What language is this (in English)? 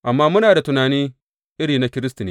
Hausa